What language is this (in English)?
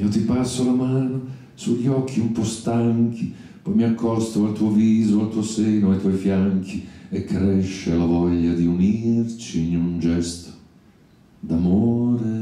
Italian